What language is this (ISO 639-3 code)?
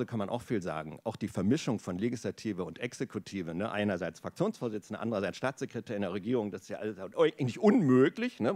deu